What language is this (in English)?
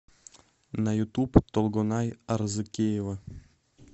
Russian